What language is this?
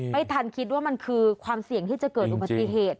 Thai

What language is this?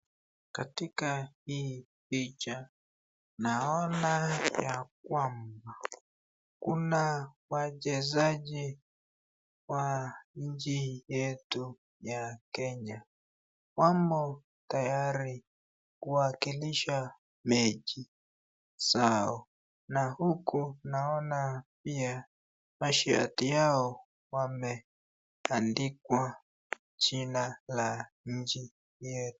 Swahili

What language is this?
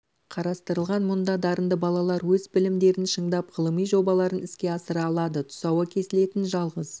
Kazakh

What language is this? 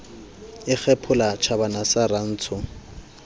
Southern Sotho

